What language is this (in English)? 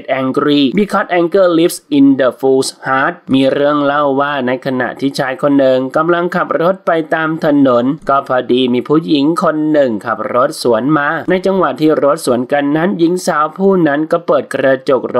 Thai